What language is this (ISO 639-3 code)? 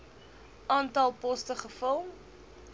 afr